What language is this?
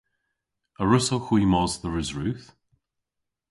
Cornish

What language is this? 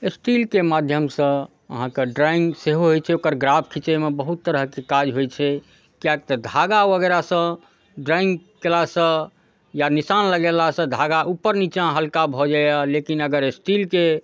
Maithili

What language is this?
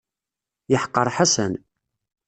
Kabyle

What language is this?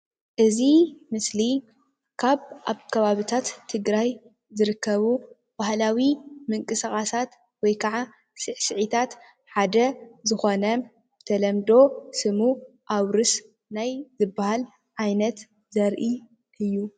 Tigrinya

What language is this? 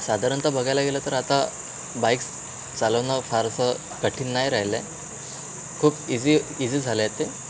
Marathi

